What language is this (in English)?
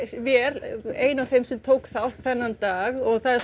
Icelandic